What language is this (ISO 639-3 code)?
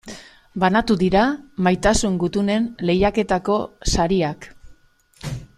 eus